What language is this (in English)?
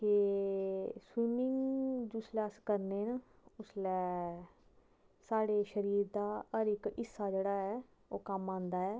Dogri